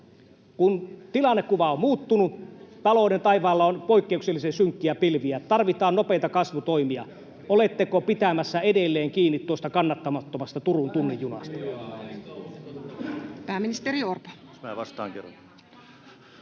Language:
Finnish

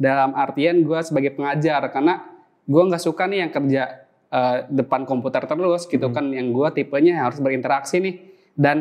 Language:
Indonesian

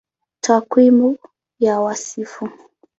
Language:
Swahili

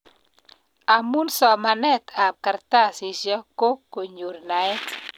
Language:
Kalenjin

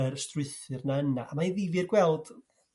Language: Welsh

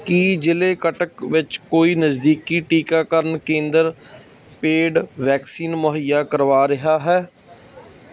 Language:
Punjabi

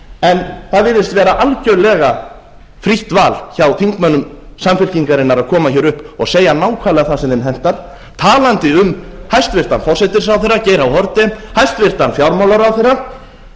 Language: Icelandic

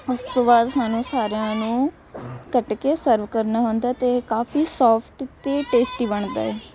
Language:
Punjabi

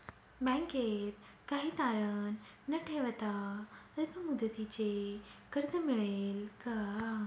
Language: Marathi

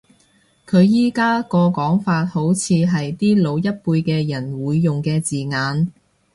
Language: Cantonese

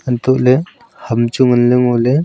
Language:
Wancho Naga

